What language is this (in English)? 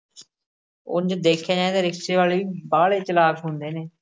Punjabi